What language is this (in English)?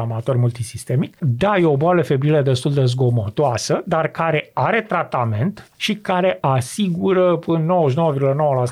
Romanian